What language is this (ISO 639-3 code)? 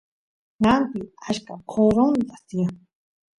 qus